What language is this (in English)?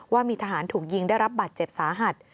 Thai